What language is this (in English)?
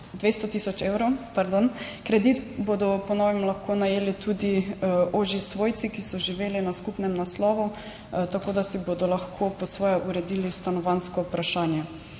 Slovenian